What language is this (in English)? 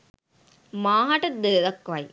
Sinhala